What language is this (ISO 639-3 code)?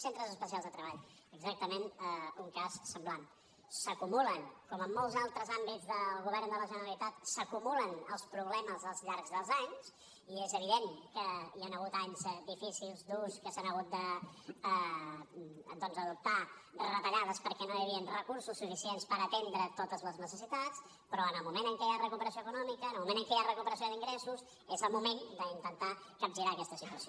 cat